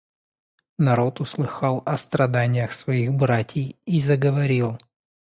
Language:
Russian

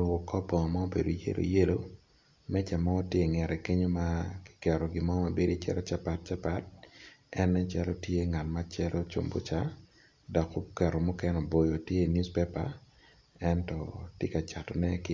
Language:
Acoli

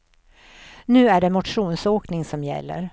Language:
Swedish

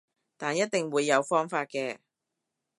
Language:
Cantonese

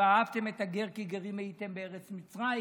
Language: Hebrew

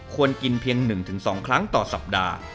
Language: Thai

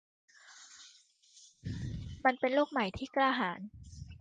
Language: Thai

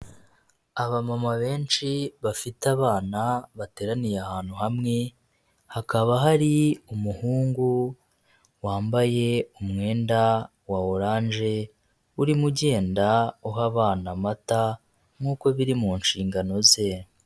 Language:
Kinyarwanda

